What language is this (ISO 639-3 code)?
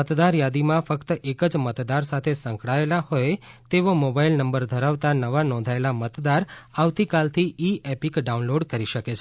guj